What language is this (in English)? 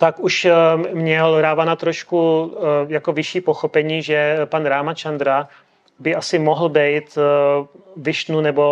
Czech